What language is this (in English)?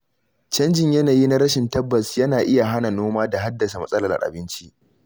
Hausa